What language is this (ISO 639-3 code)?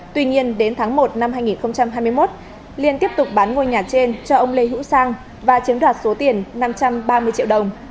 vie